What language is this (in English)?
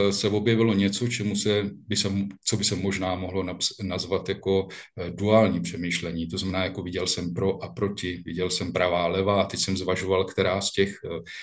Czech